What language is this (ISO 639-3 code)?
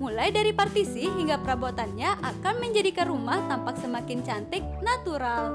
ind